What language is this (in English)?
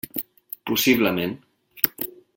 Catalan